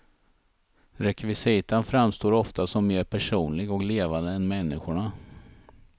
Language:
Swedish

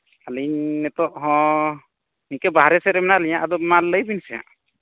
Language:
Santali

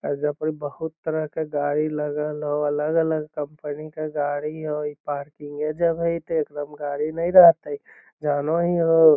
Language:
Magahi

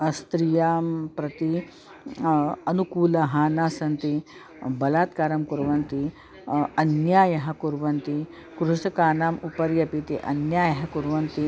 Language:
Sanskrit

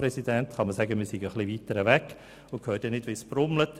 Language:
Swiss German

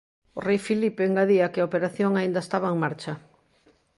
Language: Galician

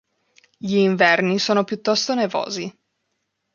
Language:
Italian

